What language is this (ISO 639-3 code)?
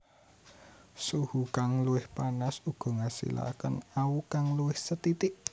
jav